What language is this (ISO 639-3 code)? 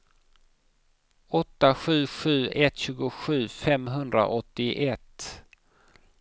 swe